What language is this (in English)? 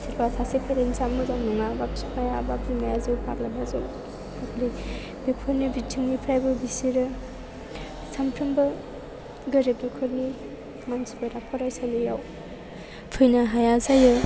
Bodo